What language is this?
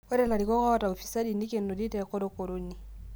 Masai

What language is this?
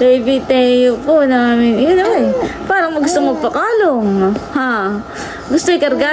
Filipino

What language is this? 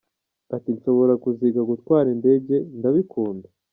Kinyarwanda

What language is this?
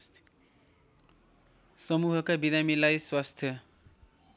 Nepali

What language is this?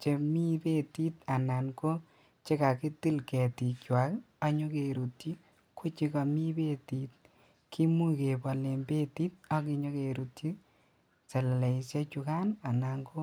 Kalenjin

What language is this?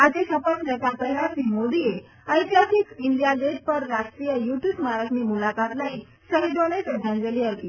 Gujarati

